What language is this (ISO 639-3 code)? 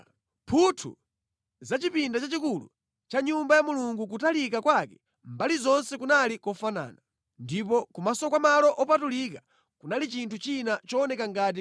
nya